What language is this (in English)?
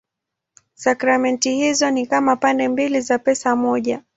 Swahili